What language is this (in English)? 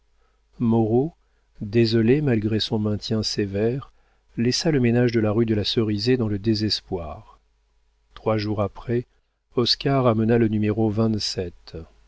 French